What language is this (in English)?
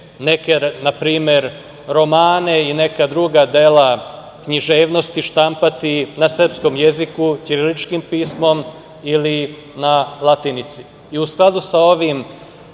Serbian